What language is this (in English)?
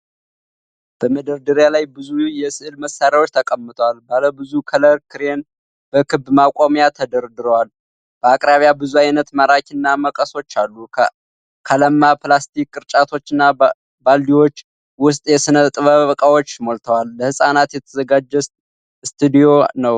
Amharic